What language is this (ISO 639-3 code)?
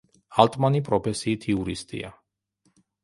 kat